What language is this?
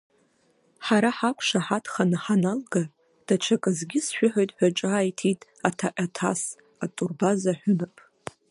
Abkhazian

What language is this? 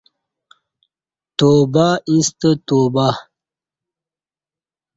Kati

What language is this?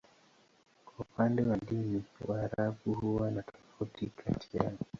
Swahili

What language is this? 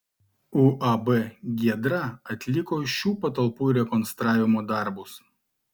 Lithuanian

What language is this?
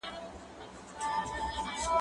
Pashto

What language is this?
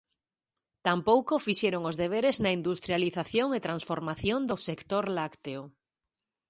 Galician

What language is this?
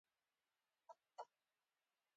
Pashto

